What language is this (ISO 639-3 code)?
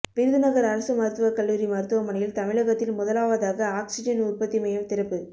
tam